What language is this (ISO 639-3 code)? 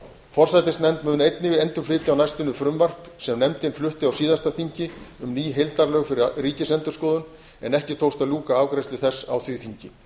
isl